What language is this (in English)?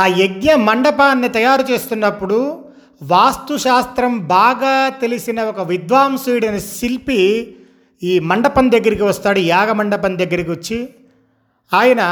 Telugu